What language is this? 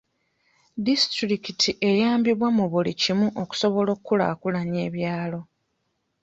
Ganda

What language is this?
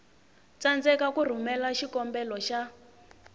Tsonga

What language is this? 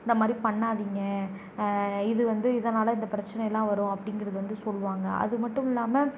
Tamil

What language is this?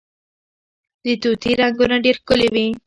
Pashto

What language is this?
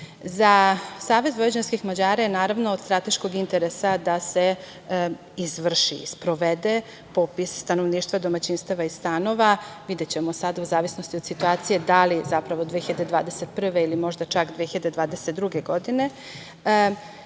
Serbian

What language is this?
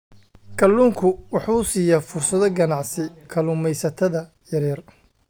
Somali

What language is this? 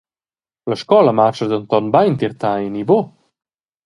Romansh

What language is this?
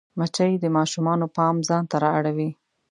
Pashto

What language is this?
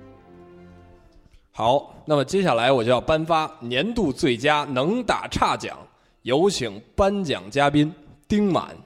Chinese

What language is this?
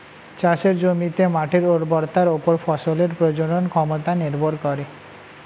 Bangla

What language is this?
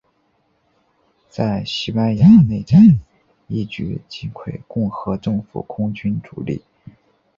Chinese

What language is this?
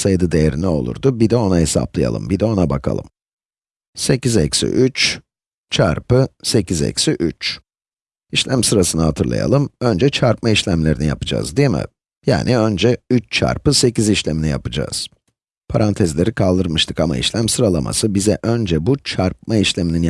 Turkish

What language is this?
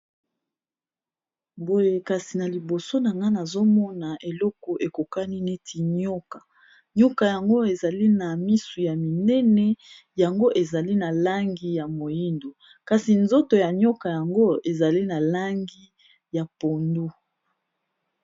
Lingala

